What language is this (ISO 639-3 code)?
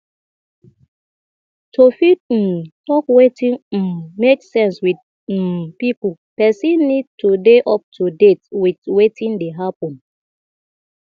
pcm